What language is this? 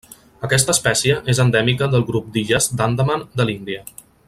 Catalan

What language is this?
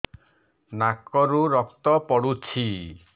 Odia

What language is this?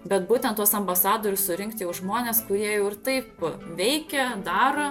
Lithuanian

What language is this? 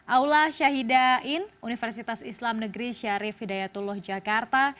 Indonesian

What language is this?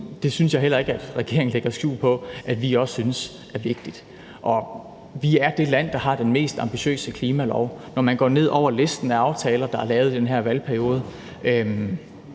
Danish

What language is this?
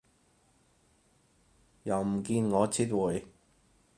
Cantonese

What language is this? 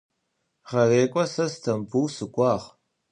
Adyghe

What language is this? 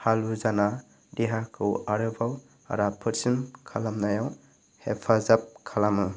Bodo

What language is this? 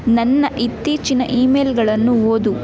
Kannada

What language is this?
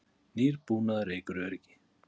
Icelandic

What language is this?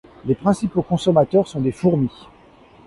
French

